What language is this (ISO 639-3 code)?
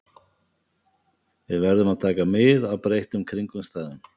isl